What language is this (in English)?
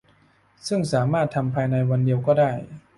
Thai